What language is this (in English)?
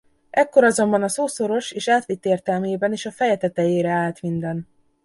Hungarian